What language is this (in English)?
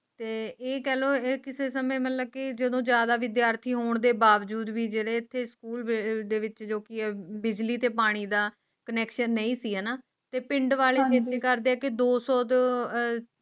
Punjabi